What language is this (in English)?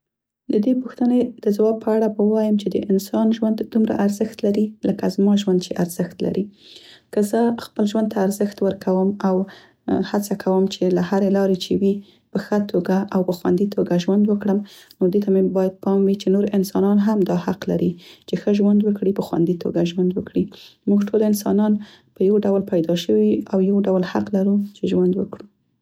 Central Pashto